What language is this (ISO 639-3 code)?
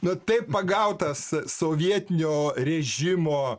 lit